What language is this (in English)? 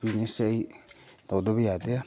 Manipuri